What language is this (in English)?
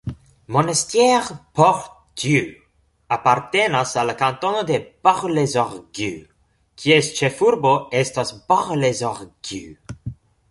Esperanto